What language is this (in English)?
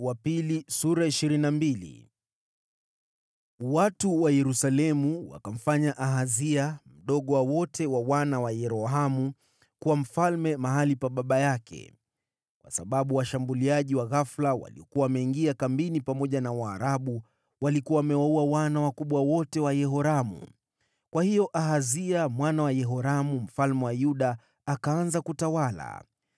Swahili